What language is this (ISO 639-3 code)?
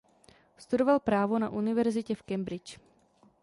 ces